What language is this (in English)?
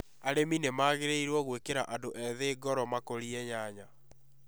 Kikuyu